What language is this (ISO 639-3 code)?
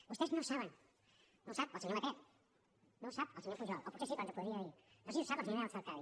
cat